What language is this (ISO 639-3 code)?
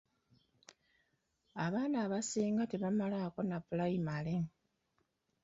lug